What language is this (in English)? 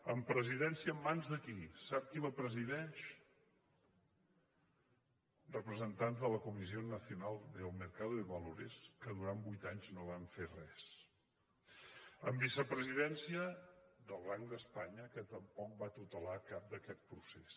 Catalan